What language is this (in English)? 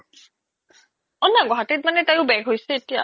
Assamese